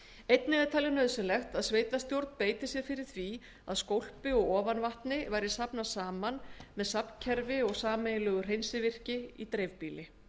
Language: Icelandic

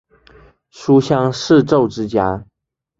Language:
Chinese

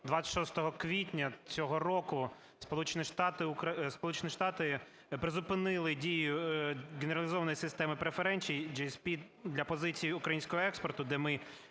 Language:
Ukrainian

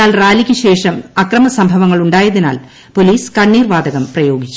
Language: Malayalam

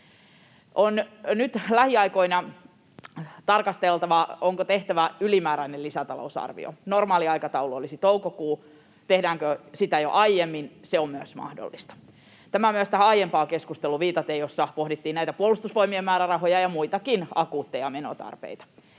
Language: Finnish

